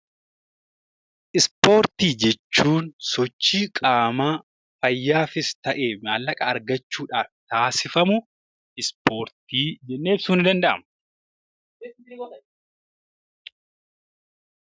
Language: Oromo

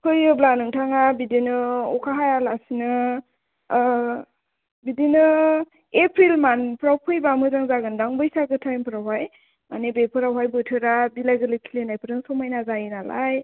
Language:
Bodo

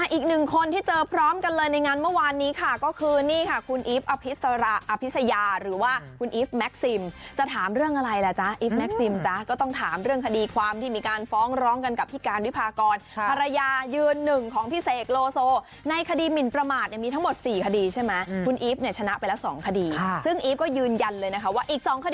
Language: Thai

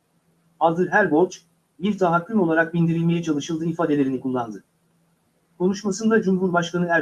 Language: Turkish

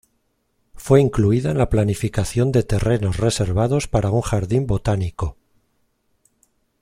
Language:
Spanish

